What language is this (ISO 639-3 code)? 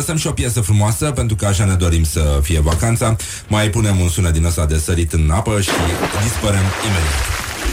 ron